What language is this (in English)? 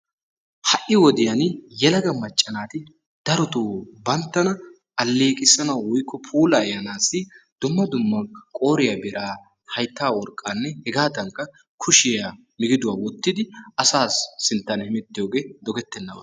Wolaytta